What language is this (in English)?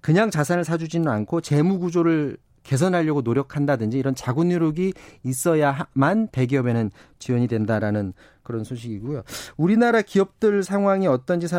Korean